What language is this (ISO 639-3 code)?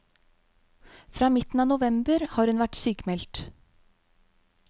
nor